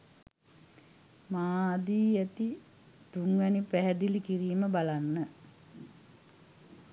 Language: Sinhala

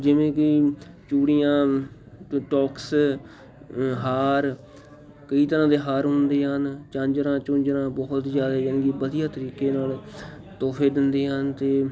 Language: Punjabi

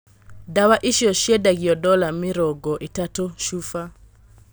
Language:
Kikuyu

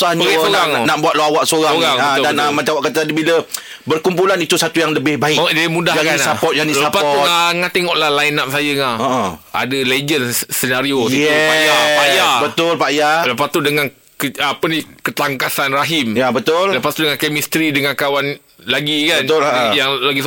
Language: Malay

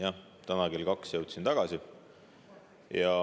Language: Estonian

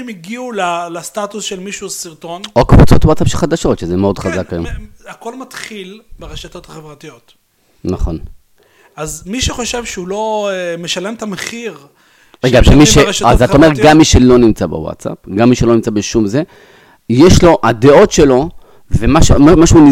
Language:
Hebrew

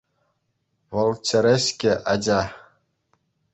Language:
Chuvash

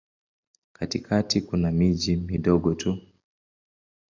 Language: Swahili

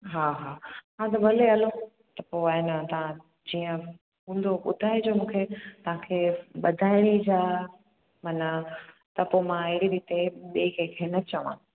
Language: Sindhi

